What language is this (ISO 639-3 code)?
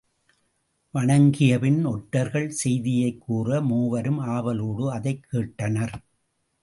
tam